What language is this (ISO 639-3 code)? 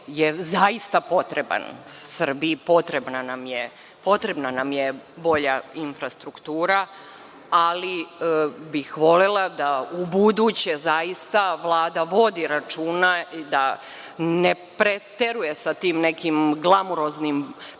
srp